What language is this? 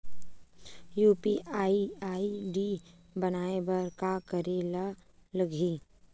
Chhattisgarhi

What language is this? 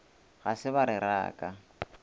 Northern Sotho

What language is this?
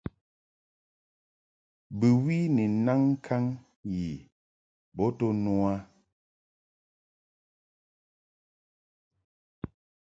Mungaka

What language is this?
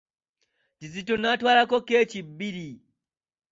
Ganda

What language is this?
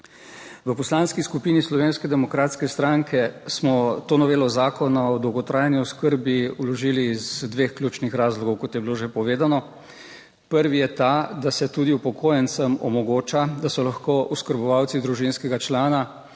Slovenian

